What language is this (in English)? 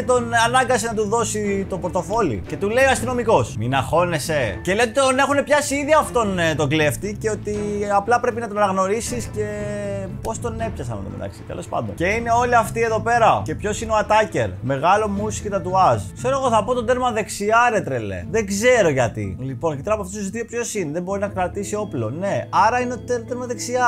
Greek